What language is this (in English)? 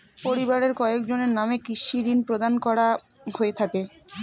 Bangla